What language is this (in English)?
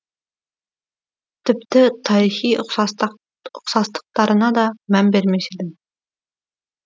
Kazakh